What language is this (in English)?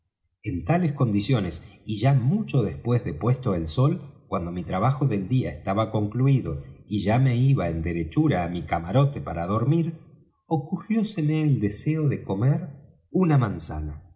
Spanish